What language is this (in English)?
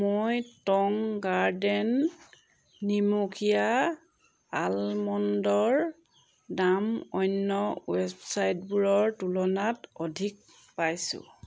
Assamese